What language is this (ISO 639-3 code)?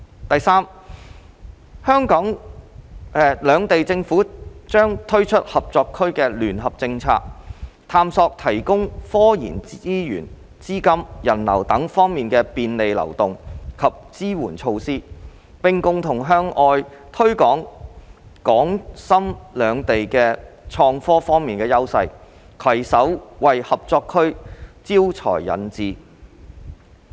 yue